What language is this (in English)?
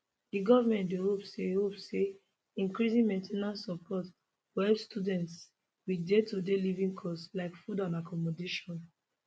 Nigerian Pidgin